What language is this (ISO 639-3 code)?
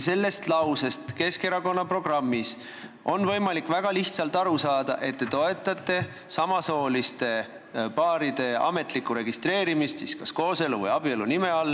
est